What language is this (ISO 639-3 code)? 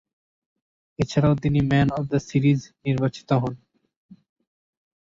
ben